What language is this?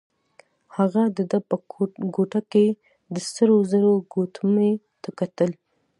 Pashto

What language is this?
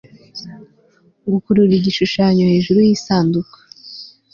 Kinyarwanda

